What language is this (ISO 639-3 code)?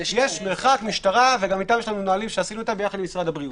heb